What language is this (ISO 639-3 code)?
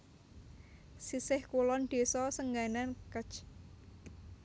jav